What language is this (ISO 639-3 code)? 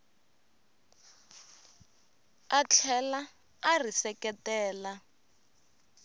tso